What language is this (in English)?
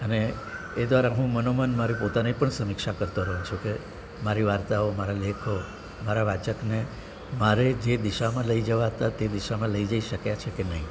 Gujarati